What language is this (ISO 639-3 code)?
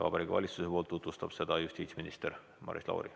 est